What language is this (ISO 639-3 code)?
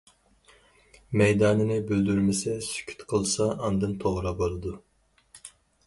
uig